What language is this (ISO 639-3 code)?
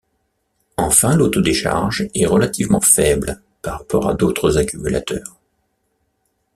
fra